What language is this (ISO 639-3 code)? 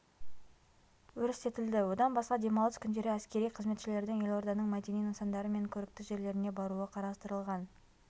kaz